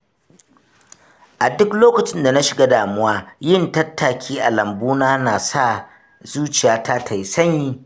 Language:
Hausa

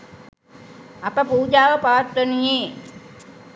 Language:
Sinhala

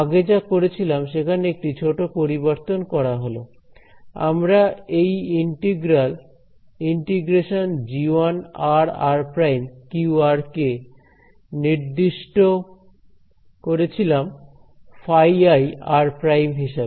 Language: Bangla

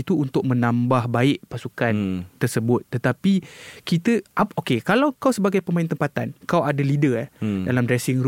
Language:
Malay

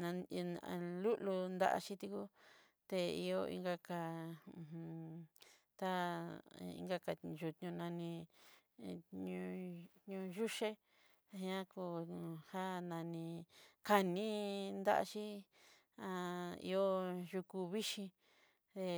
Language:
Southeastern Nochixtlán Mixtec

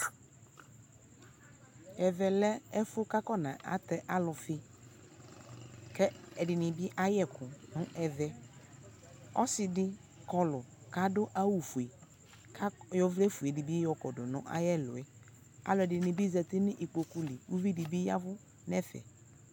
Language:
Ikposo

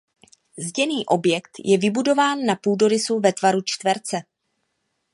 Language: Czech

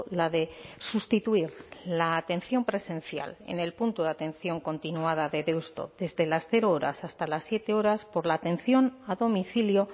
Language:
Spanish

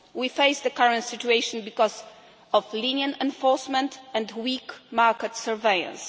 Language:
English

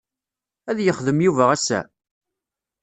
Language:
Kabyle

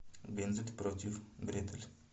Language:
Russian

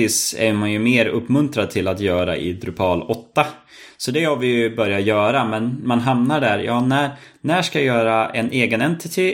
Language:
Swedish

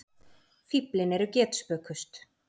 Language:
Icelandic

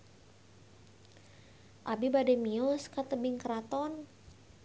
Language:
Sundanese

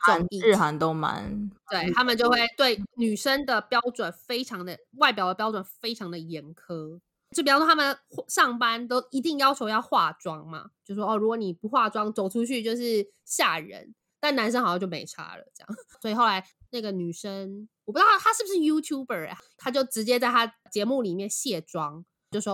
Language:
Chinese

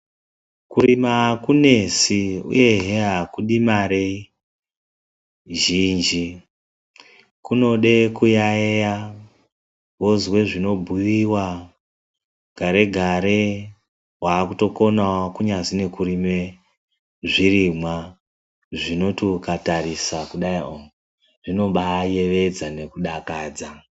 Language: Ndau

